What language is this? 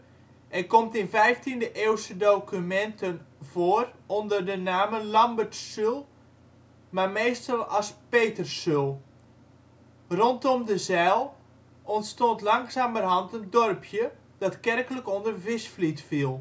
Dutch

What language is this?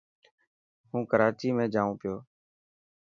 Dhatki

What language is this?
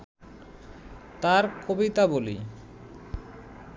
Bangla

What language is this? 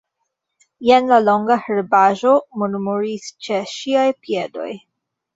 Esperanto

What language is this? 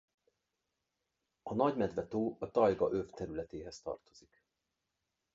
Hungarian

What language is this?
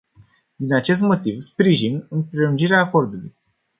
Romanian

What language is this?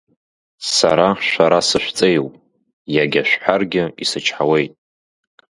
Abkhazian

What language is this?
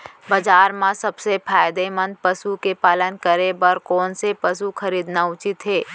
Chhattisgarhi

